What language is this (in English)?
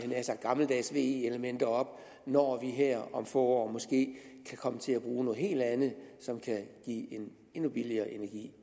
Danish